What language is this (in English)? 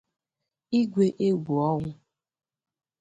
Igbo